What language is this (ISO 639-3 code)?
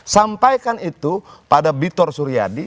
ind